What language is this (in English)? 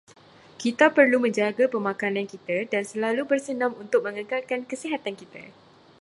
Malay